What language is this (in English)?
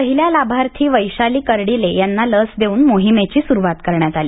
Marathi